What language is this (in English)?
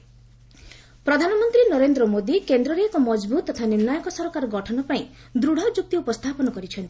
Odia